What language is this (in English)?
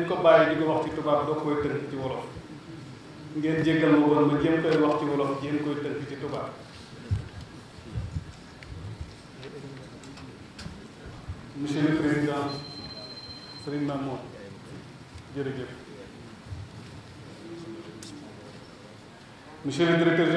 Arabic